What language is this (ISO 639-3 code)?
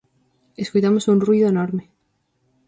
glg